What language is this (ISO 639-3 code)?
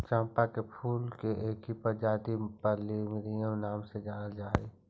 mag